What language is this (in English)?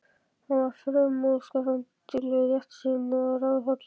Icelandic